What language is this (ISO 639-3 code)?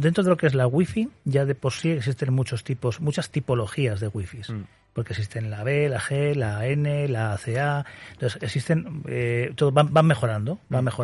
spa